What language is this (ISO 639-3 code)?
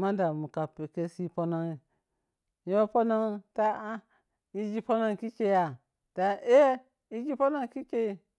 piy